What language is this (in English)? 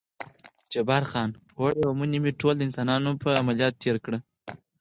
Pashto